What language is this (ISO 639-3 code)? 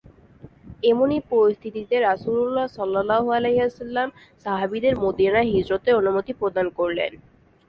ben